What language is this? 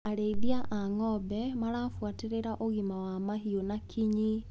Kikuyu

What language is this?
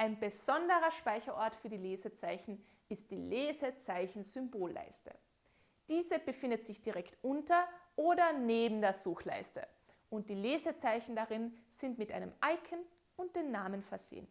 German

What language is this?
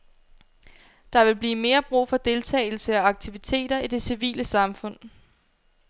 Danish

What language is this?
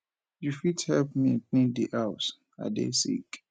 Nigerian Pidgin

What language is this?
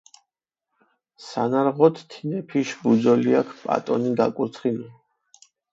Mingrelian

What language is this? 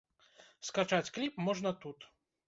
Belarusian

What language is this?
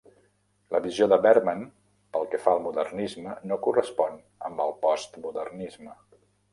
Catalan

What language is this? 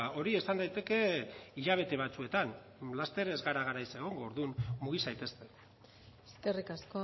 Basque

